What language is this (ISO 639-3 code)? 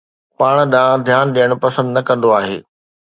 snd